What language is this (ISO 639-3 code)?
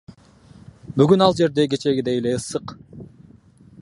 kir